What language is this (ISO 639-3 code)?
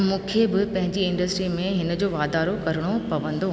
snd